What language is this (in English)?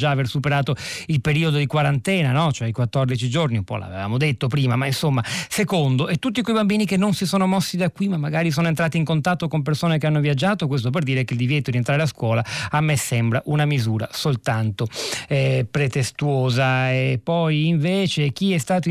Italian